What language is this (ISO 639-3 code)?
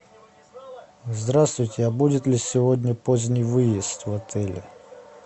rus